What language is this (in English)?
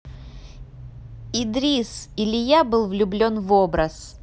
Russian